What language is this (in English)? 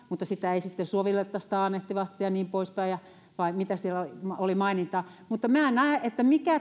Finnish